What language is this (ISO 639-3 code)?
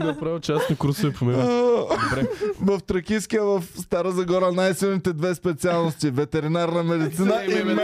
bul